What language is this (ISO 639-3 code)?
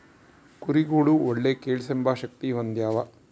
kan